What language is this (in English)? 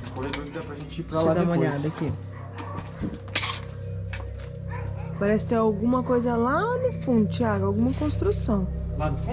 Portuguese